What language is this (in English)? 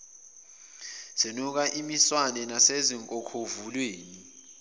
Zulu